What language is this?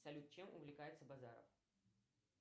Russian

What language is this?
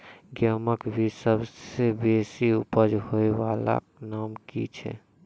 Maithili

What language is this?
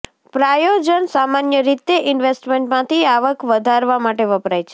Gujarati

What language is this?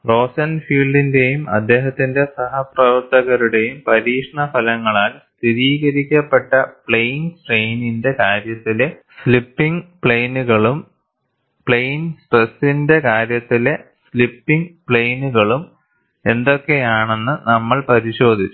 Malayalam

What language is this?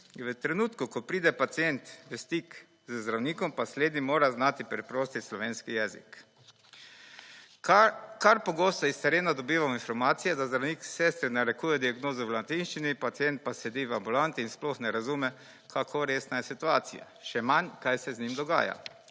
Slovenian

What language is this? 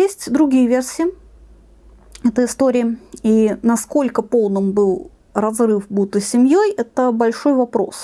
Russian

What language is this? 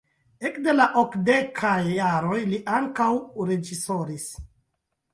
Esperanto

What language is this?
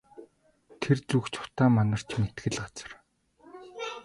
Mongolian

